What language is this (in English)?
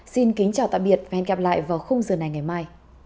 Vietnamese